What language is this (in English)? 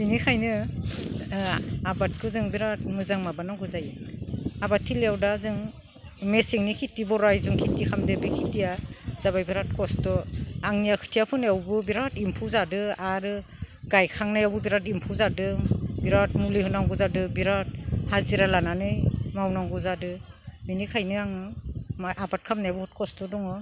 Bodo